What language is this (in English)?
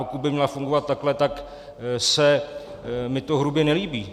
Czech